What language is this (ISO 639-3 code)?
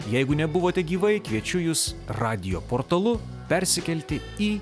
lit